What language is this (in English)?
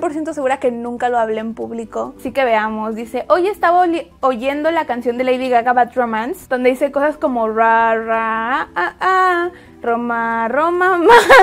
Spanish